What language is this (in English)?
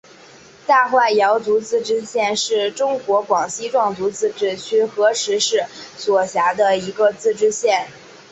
Chinese